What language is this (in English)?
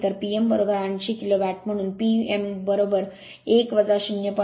Marathi